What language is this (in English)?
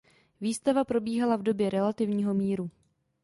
Czech